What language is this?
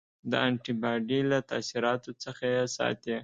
Pashto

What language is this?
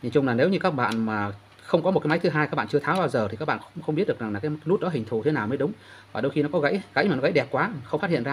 Vietnamese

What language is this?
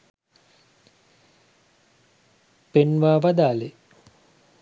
Sinhala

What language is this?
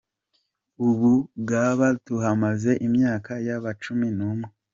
Kinyarwanda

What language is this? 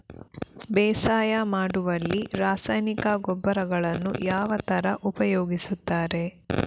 Kannada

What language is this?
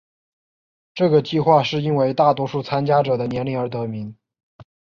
Chinese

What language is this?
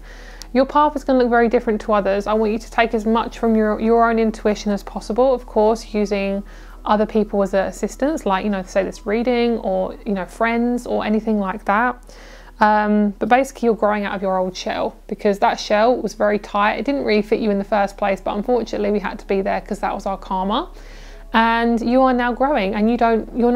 English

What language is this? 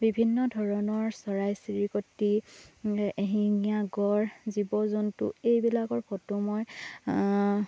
Assamese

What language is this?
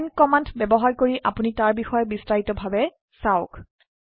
Assamese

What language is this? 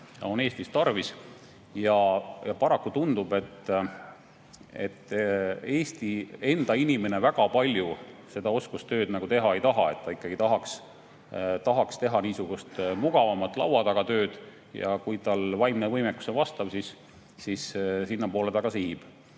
Estonian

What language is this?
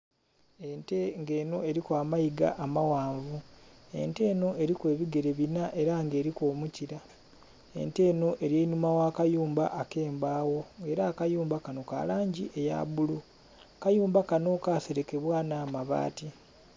Soga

